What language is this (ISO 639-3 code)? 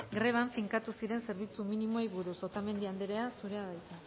eus